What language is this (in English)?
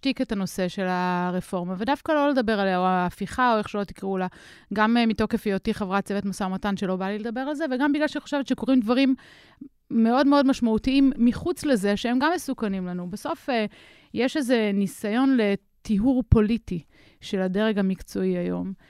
Hebrew